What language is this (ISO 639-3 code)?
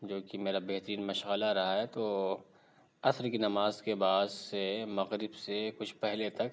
urd